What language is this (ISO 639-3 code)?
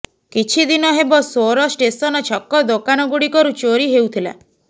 ori